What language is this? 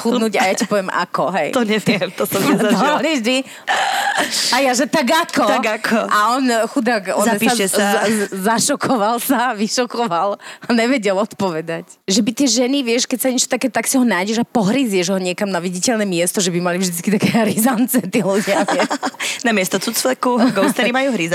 Slovak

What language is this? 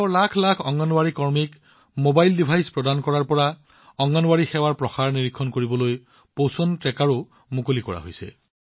Assamese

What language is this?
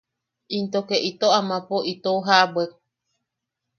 Yaqui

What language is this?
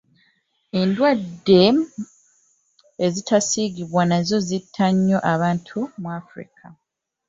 Ganda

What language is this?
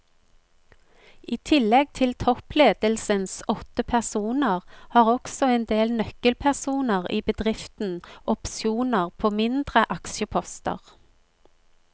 Norwegian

